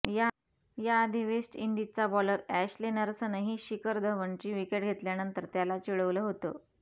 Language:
Marathi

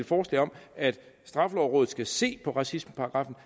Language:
Danish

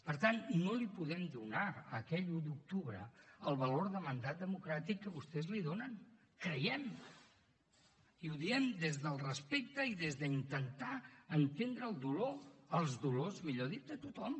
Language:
Catalan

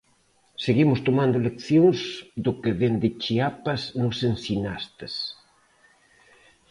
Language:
Galician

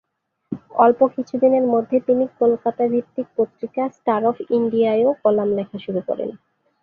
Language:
Bangla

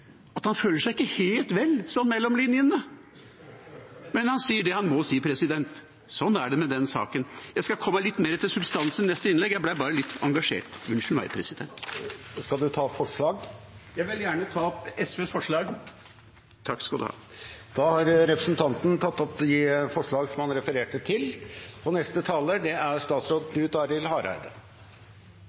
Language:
Norwegian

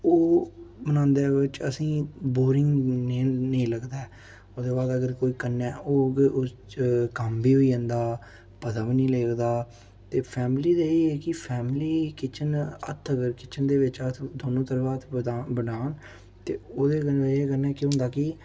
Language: Dogri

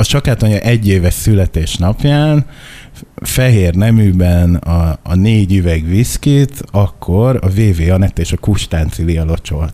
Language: Hungarian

